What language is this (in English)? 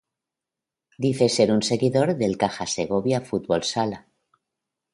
Spanish